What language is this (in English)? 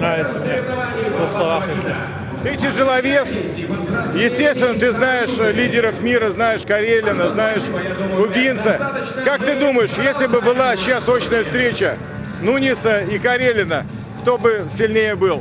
Russian